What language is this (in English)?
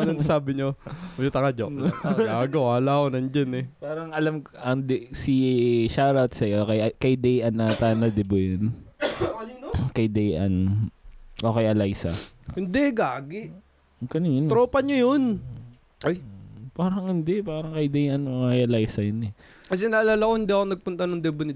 Filipino